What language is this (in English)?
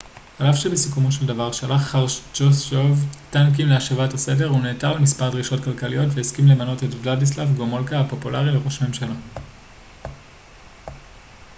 Hebrew